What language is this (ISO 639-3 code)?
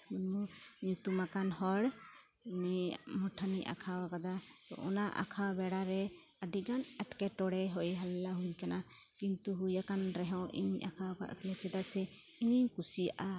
sat